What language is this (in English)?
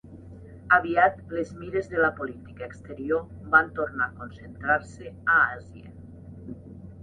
Catalan